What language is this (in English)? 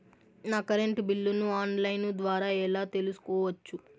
Telugu